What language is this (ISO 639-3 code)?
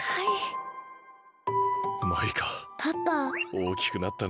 jpn